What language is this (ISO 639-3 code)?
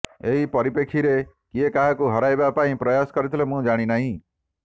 ori